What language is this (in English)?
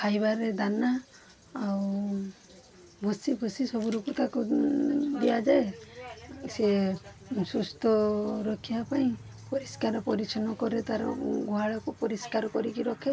Odia